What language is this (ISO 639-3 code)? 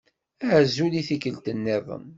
kab